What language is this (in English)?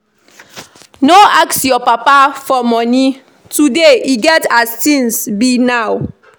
Nigerian Pidgin